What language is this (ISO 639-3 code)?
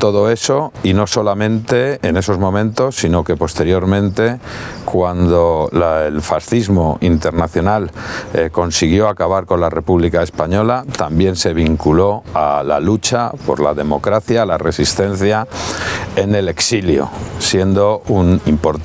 spa